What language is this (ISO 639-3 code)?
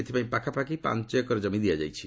ori